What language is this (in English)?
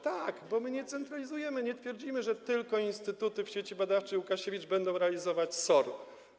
Polish